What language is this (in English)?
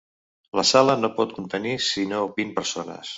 Catalan